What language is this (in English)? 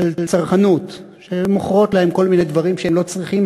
Hebrew